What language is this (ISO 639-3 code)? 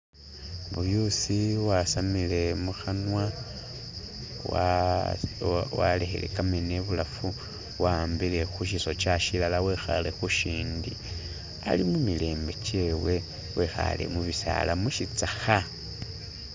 myx